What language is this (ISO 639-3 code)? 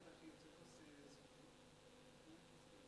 heb